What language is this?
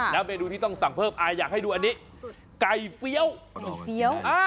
Thai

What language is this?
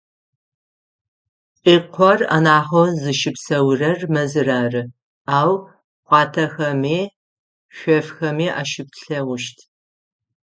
Adyghe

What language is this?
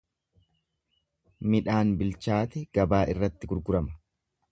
Oromo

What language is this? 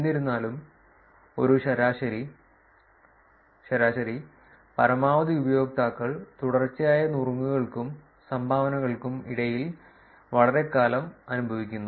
Malayalam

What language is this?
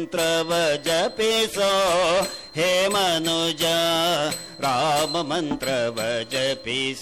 Kannada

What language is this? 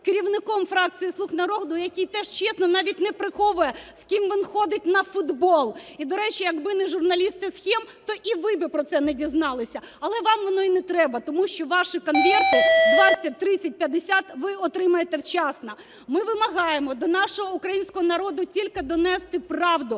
Ukrainian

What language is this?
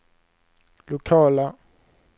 Swedish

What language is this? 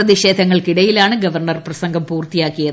Malayalam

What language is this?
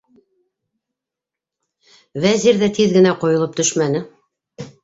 Bashkir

